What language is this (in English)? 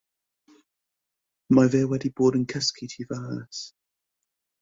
Welsh